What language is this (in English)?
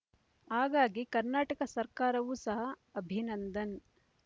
Kannada